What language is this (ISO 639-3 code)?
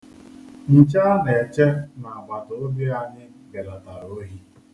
ibo